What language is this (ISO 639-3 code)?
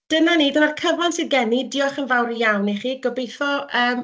cym